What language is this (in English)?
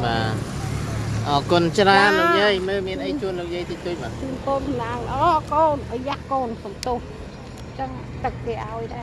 Vietnamese